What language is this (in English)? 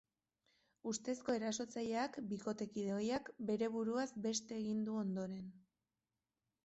Basque